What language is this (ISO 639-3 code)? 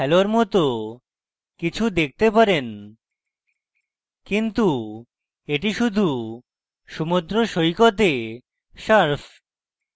ben